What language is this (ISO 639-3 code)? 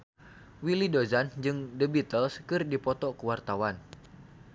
sun